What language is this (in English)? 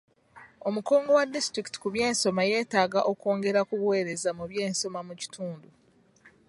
Ganda